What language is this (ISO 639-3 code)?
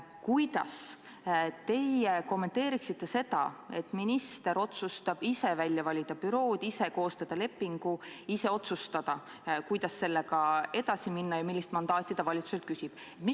est